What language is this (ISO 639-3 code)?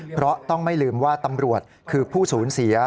tha